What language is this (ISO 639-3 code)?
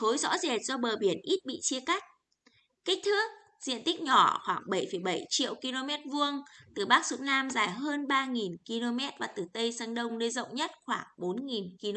vie